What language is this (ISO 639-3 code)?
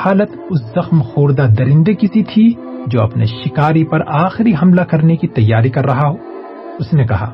urd